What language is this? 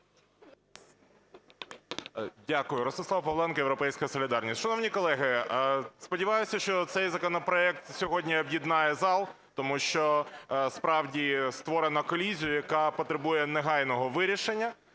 Ukrainian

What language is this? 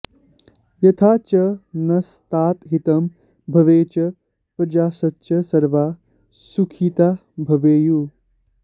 Sanskrit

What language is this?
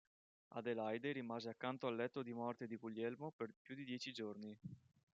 Italian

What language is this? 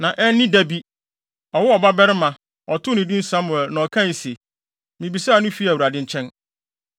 Akan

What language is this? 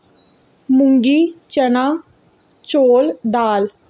Dogri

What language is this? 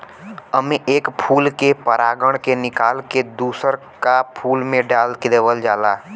Bhojpuri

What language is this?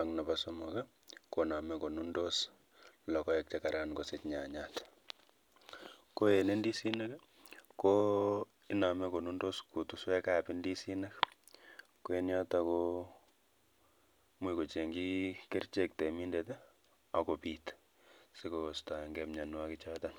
Kalenjin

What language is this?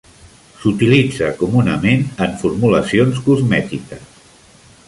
Catalan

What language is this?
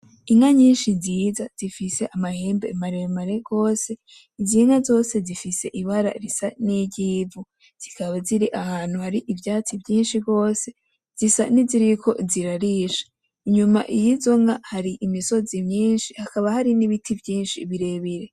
Rundi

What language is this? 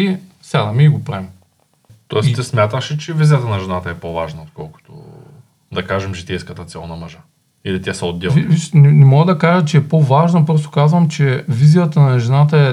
Bulgarian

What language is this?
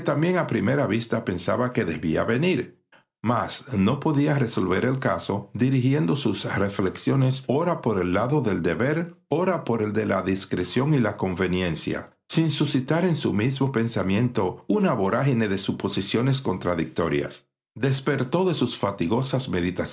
Spanish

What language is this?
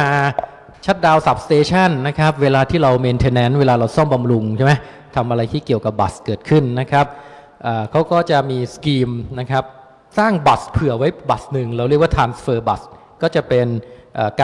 Thai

